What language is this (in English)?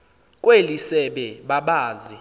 Xhosa